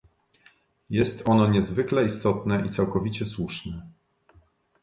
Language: Polish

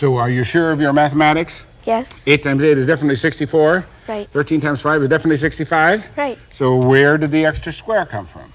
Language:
English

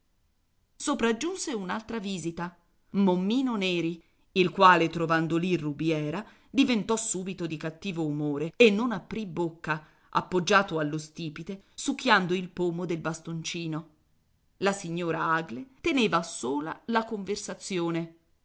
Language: Italian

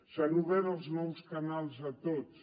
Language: Catalan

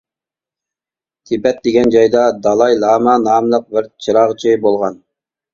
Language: Uyghur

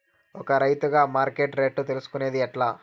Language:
Telugu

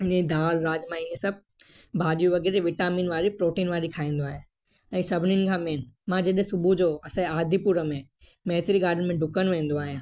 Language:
Sindhi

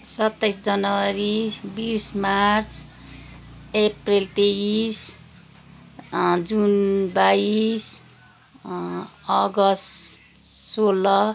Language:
Nepali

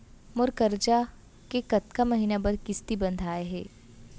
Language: Chhattisgarhi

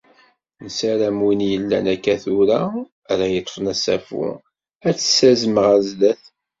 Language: Kabyle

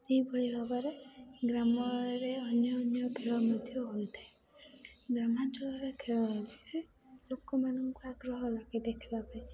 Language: Odia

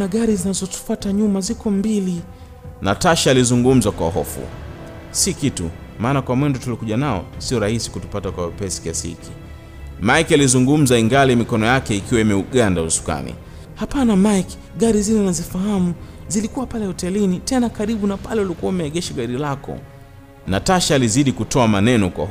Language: Swahili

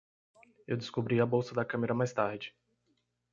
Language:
Portuguese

